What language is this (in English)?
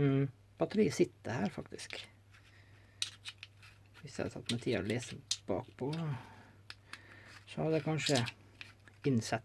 French